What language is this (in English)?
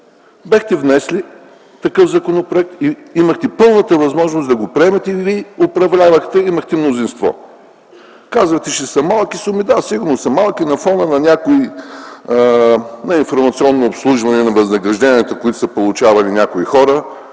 Bulgarian